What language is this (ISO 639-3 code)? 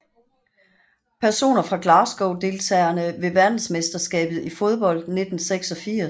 dan